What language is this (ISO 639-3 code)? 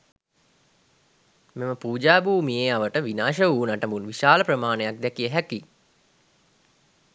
sin